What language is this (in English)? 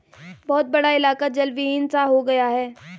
Hindi